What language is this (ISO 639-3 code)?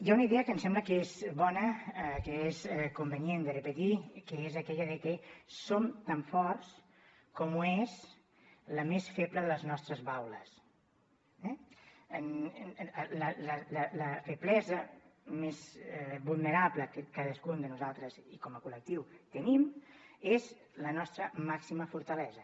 cat